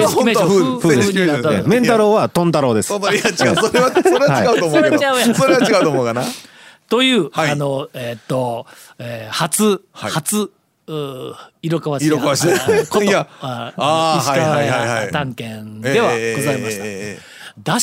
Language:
Japanese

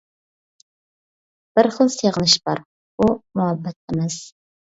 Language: Uyghur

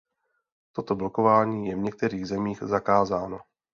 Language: Czech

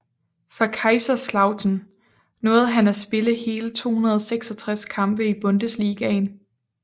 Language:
Danish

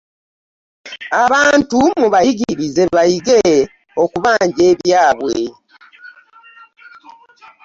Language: Ganda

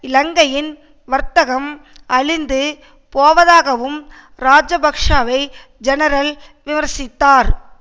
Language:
Tamil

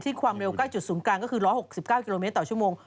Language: Thai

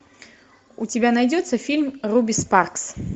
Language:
Russian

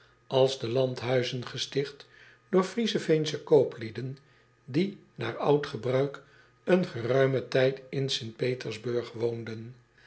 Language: Dutch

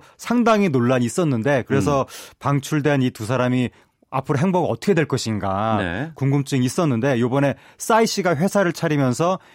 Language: Korean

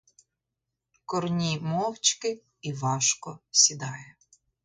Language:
Ukrainian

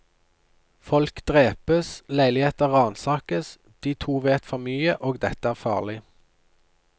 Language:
Norwegian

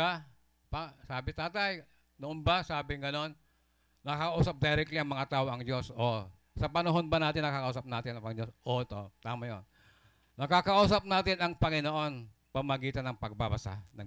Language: Filipino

